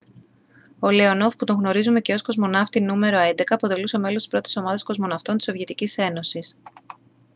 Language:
Greek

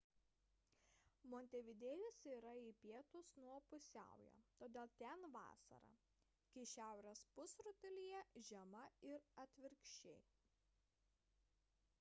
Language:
Lithuanian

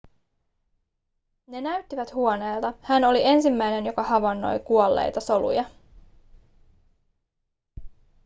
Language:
Finnish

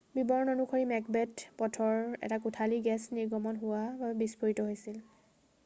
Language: Assamese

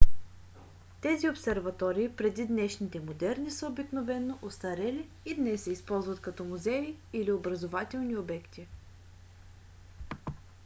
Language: Bulgarian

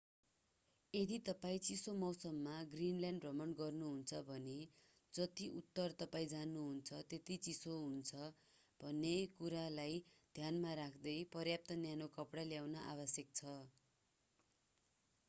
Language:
Nepali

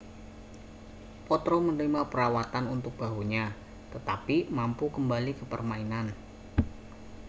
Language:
Indonesian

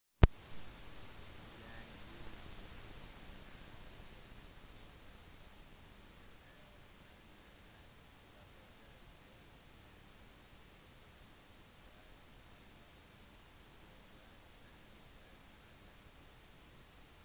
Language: Norwegian Bokmål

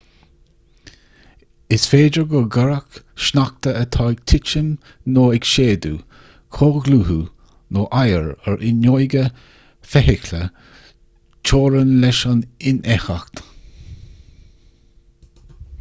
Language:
Irish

